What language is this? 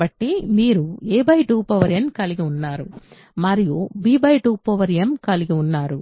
Telugu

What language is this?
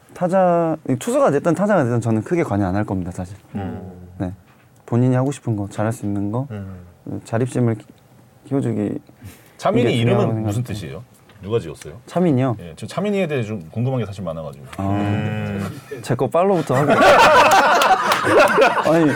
Korean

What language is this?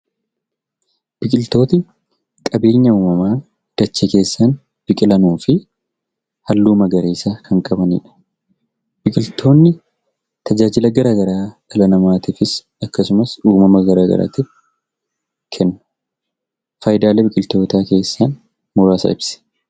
Oromo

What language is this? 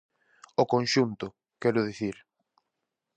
Galician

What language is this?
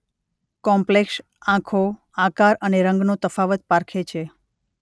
Gujarati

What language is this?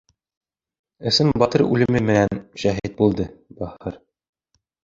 Bashkir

